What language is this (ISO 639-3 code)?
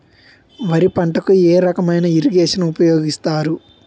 tel